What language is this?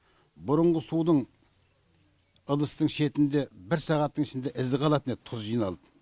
Kazakh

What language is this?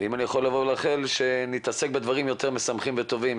Hebrew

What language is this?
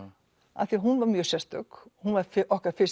Icelandic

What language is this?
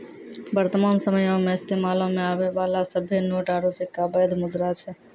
Maithili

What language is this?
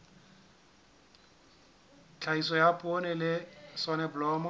Southern Sotho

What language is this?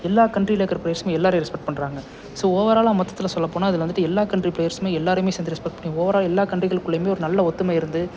Tamil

